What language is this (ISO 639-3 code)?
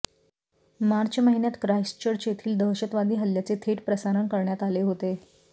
mar